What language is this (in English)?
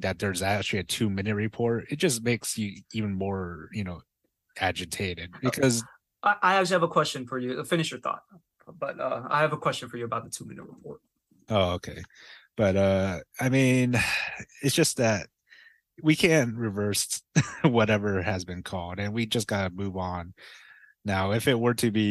English